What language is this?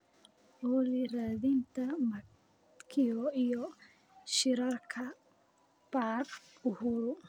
Somali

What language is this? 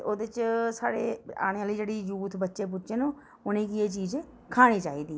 Dogri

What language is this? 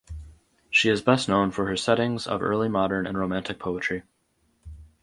English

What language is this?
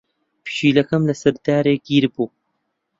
Central Kurdish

